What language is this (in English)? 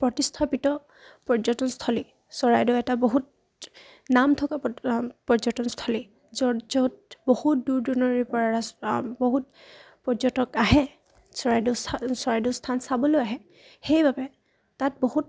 Assamese